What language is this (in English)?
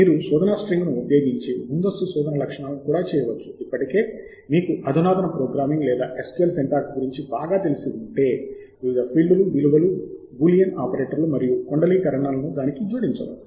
Telugu